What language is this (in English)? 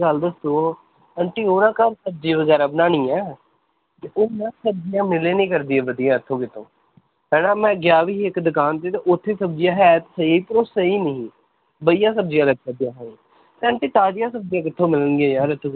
Punjabi